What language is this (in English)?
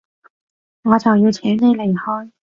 Cantonese